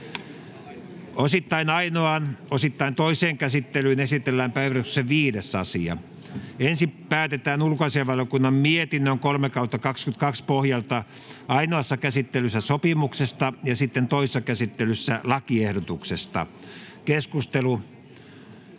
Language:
Finnish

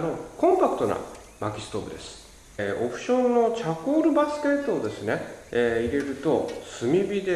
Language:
Japanese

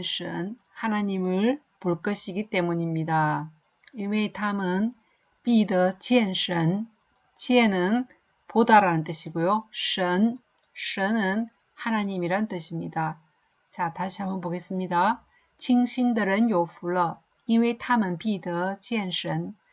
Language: Korean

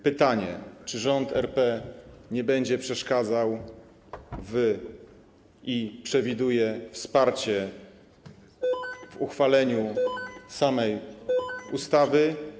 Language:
Polish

